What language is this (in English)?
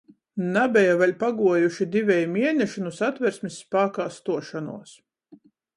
Latgalian